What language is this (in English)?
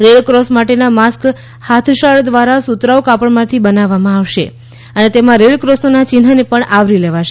Gujarati